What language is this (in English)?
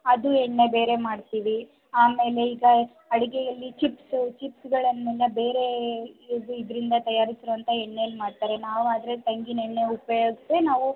Kannada